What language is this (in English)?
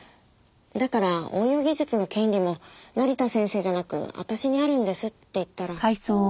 Japanese